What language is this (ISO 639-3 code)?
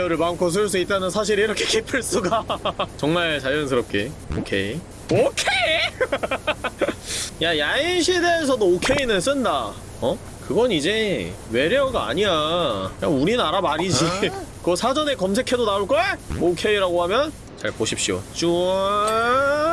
kor